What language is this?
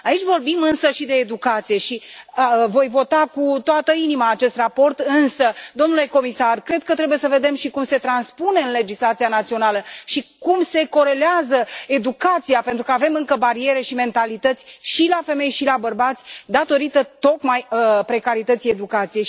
Romanian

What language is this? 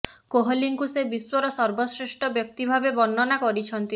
Odia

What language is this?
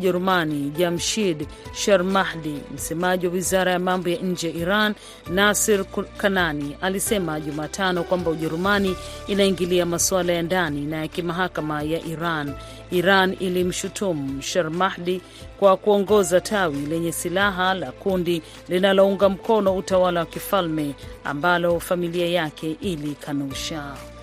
Swahili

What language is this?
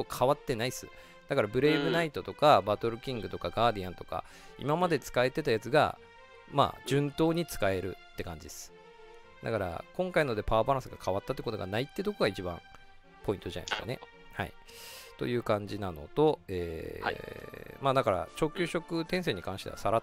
Japanese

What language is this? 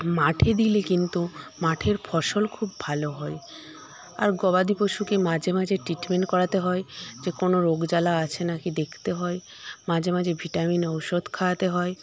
Bangla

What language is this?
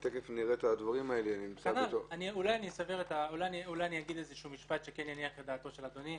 Hebrew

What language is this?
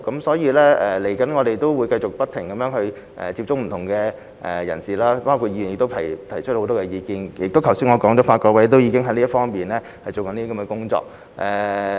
Cantonese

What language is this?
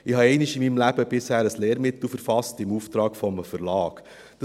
Swiss German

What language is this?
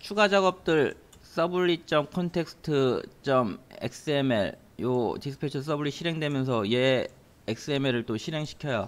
Korean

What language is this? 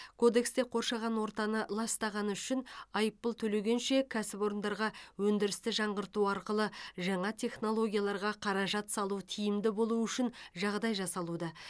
Kazakh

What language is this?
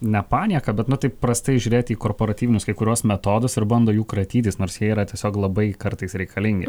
Lithuanian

